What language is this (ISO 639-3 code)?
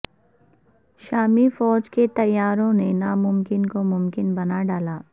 urd